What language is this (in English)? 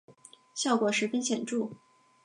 Chinese